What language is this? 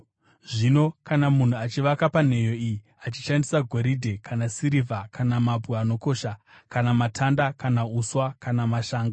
Shona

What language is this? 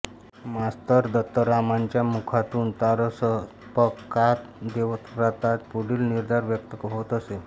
Marathi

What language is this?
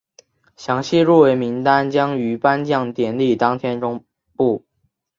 Chinese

